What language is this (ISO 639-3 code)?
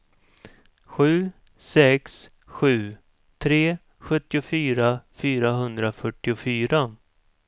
swe